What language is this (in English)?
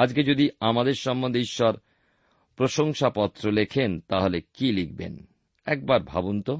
Bangla